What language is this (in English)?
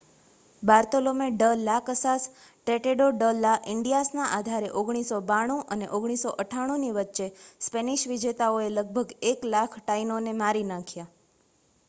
Gujarati